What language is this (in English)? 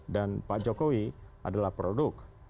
Indonesian